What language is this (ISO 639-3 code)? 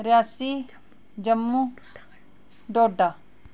doi